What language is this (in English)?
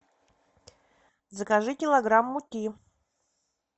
Russian